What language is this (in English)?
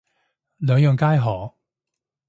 Cantonese